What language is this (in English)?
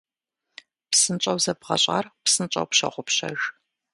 Kabardian